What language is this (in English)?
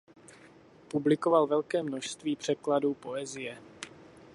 Czech